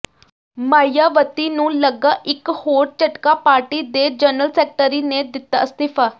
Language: Punjabi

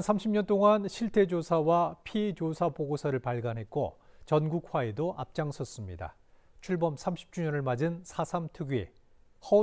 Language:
Korean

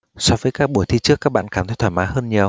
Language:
Vietnamese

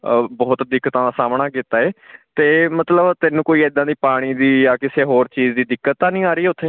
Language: Punjabi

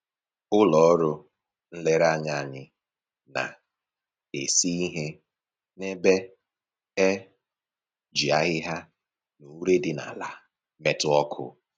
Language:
Igbo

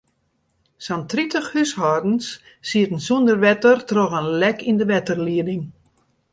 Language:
Western Frisian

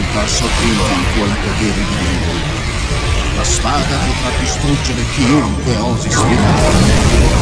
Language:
Italian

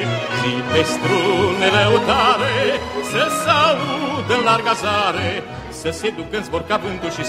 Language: Romanian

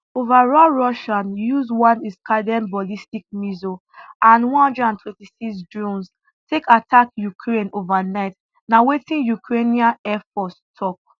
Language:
Nigerian Pidgin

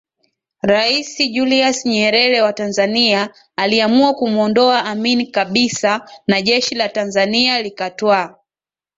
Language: Swahili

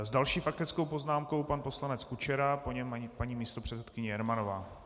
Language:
Czech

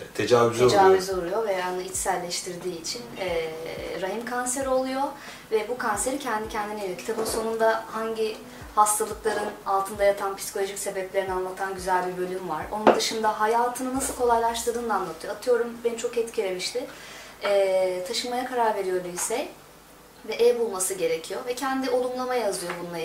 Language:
Turkish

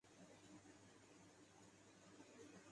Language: Urdu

